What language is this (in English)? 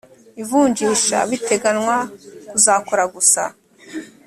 Kinyarwanda